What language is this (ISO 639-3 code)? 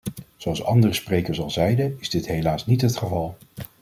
nld